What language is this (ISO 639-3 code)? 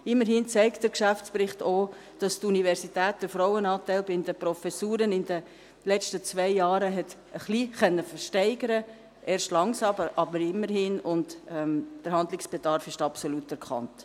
gsw